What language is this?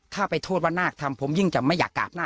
Thai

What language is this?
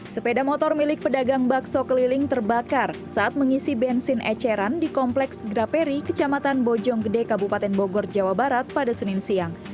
Indonesian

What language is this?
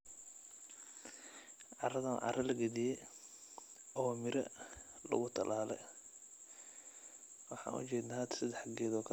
Somali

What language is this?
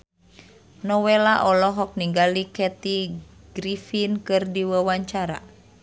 Sundanese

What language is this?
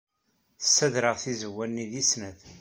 Kabyle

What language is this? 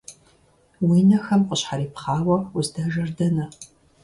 Kabardian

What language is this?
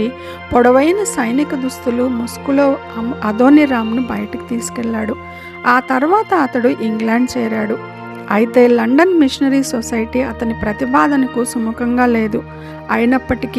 Telugu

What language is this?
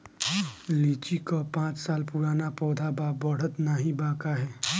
Bhojpuri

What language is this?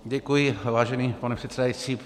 Czech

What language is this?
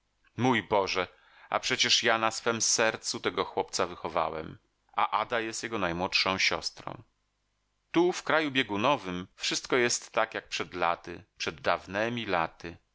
Polish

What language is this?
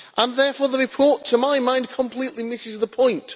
English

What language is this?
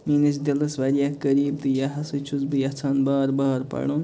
Kashmiri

